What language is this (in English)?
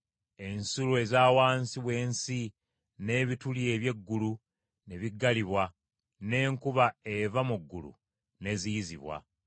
Ganda